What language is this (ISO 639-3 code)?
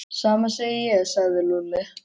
isl